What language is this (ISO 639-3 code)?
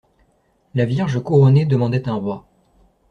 fra